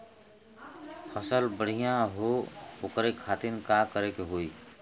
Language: Bhojpuri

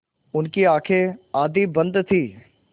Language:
Hindi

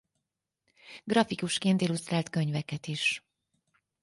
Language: Hungarian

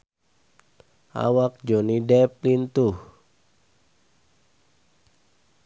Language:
Sundanese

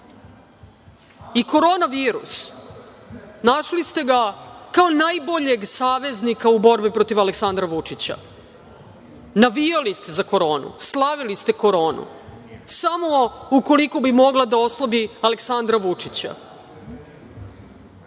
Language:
Serbian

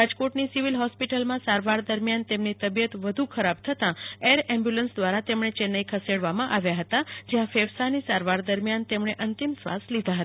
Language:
Gujarati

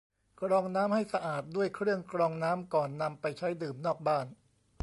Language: Thai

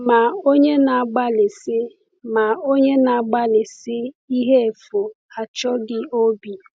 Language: Igbo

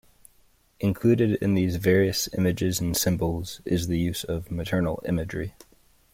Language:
English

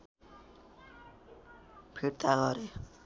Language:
Nepali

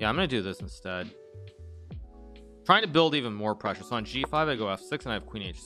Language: English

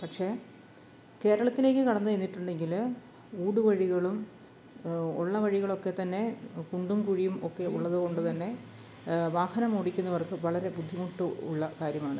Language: Malayalam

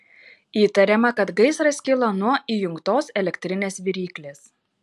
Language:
Lithuanian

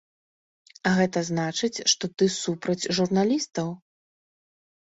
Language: Belarusian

